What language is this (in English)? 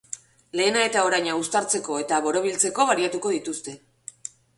Basque